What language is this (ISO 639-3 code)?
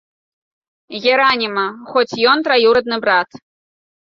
bel